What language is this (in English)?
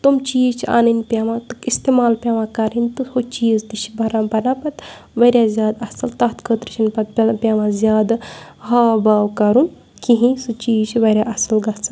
Kashmiri